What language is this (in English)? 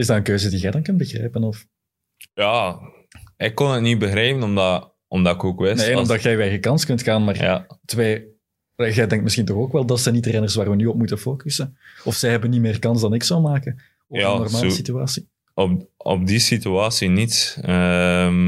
Dutch